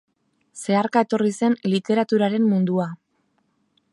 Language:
Basque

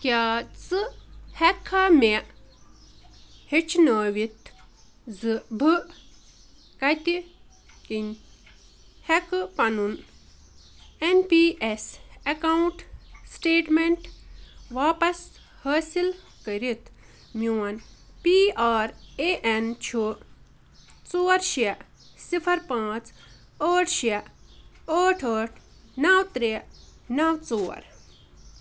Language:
Kashmiri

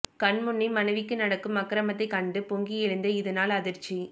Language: Tamil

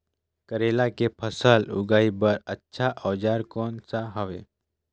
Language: Chhattisgarhi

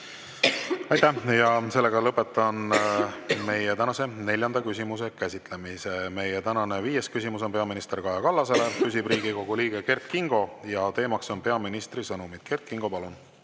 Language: Estonian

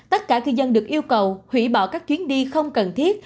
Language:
Vietnamese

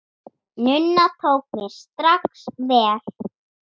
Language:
Icelandic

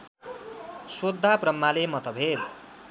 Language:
Nepali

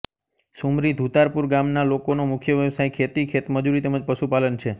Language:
Gujarati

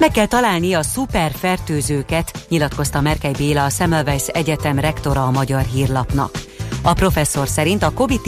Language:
Hungarian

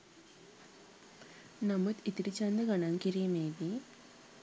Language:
Sinhala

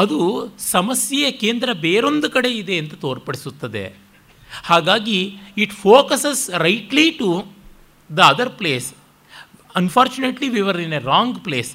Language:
Kannada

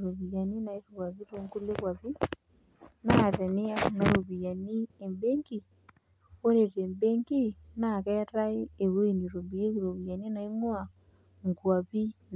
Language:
Masai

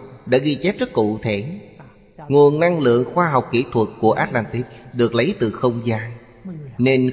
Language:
Vietnamese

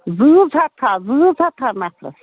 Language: Kashmiri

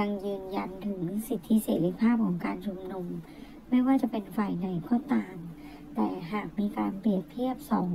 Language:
Thai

